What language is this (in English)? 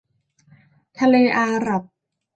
Thai